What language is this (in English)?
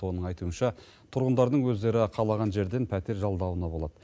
Kazakh